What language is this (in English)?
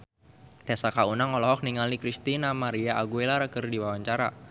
Sundanese